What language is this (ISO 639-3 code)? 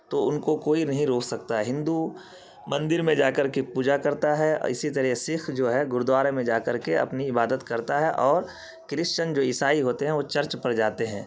urd